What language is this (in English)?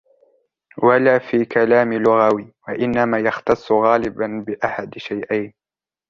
Arabic